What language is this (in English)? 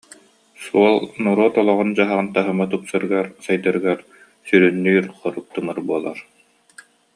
Yakut